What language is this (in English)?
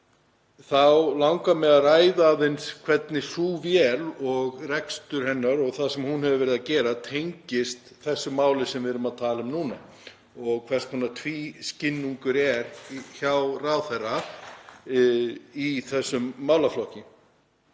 Icelandic